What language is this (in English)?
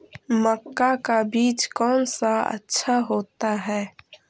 Magahi